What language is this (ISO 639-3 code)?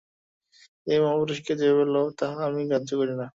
ben